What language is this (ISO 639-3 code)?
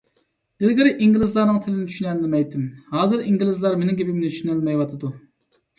uig